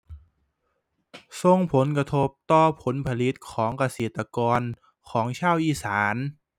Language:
Thai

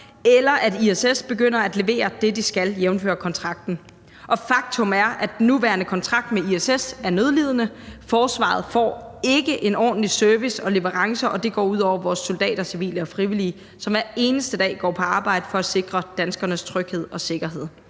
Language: Danish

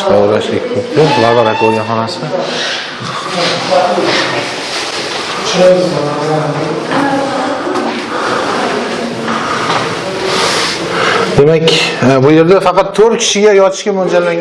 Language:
Turkish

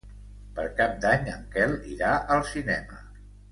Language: Catalan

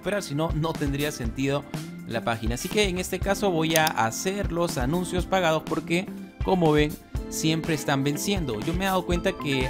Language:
Spanish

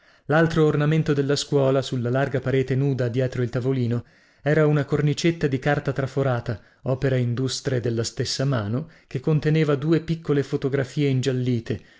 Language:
Italian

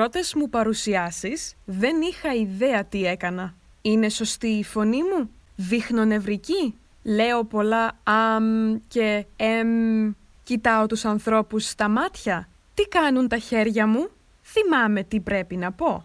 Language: Greek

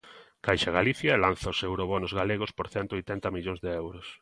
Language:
Galician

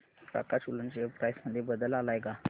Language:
Marathi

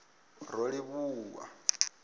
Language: Venda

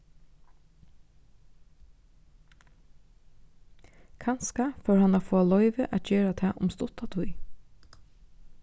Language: Faroese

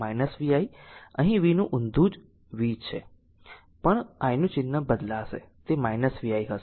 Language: Gujarati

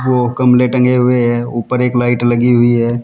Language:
Hindi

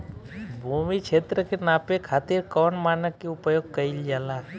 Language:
Bhojpuri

